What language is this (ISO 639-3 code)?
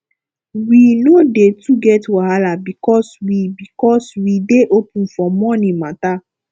pcm